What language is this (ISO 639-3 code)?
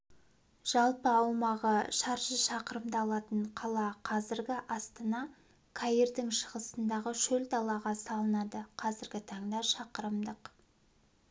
kaz